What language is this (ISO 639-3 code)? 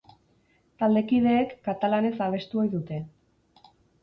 eus